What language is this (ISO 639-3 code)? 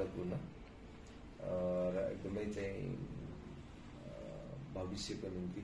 ind